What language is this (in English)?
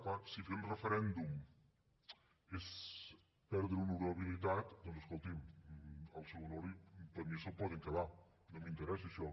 Catalan